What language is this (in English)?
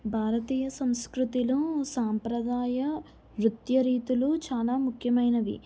Telugu